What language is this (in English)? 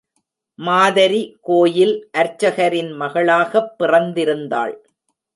Tamil